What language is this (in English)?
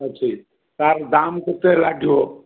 Odia